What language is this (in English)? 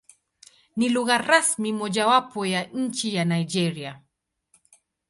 Swahili